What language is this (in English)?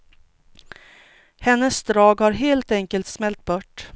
Swedish